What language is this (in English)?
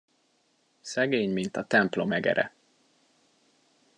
Hungarian